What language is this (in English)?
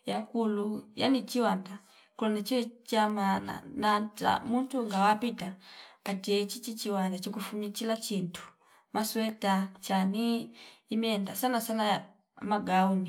Fipa